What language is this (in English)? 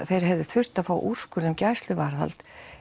Icelandic